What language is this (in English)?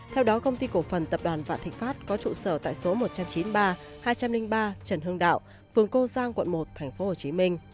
Vietnamese